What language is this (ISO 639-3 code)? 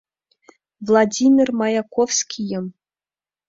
chm